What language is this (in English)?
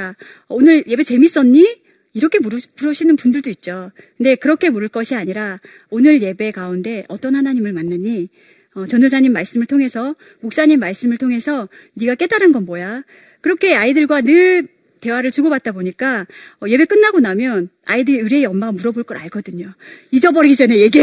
Korean